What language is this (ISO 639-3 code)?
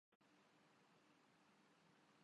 urd